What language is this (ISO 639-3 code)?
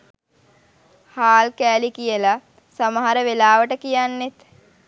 sin